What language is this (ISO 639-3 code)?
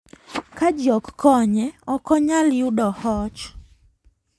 luo